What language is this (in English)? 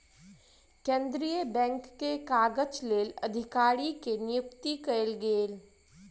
Maithili